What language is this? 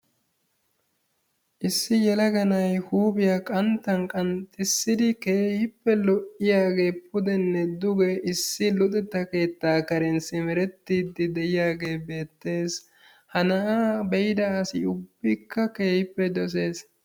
Wolaytta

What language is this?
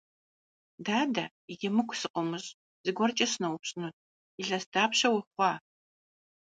Kabardian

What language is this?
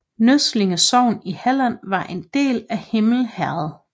Danish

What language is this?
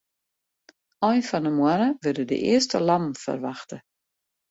Western Frisian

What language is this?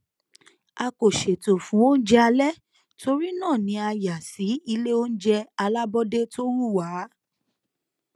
Yoruba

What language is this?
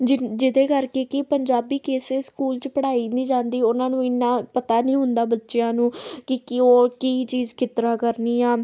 Punjabi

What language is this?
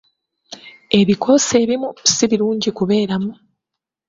Ganda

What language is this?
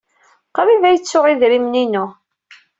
Kabyle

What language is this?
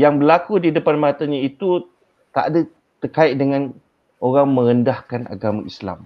Malay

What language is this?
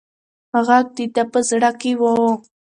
Pashto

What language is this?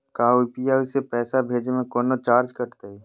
Magahi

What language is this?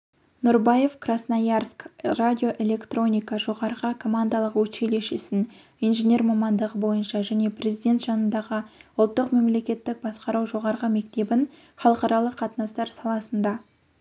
Kazakh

